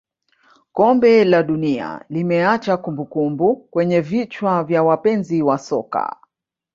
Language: Swahili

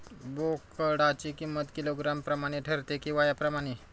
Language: Marathi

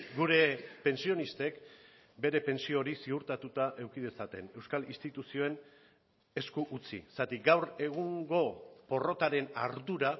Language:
Basque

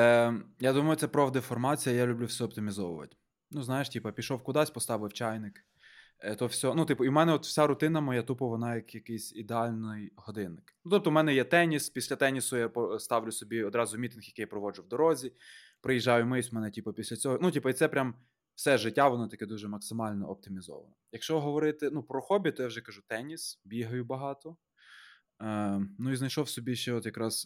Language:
Ukrainian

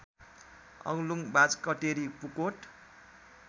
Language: Nepali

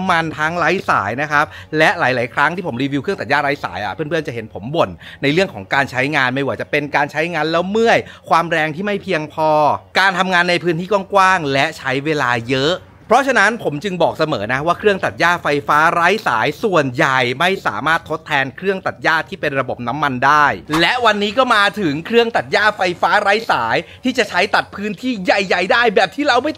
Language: Thai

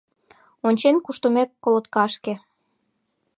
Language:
Mari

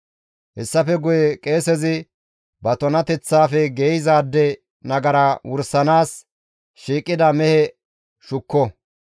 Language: Gamo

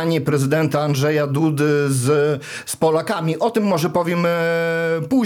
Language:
Polish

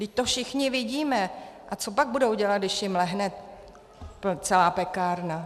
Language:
Czech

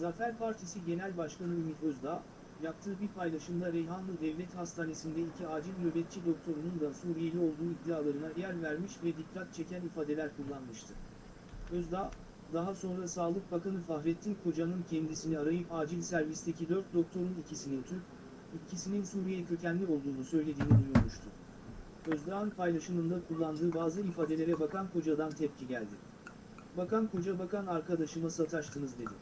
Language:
Turkish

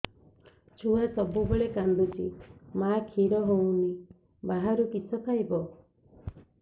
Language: Odia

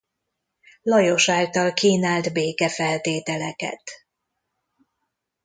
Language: Hungarian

